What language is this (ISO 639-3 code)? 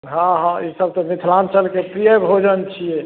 mai